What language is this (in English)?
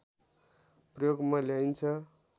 Nepali